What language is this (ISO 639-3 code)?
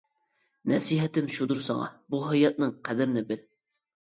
uig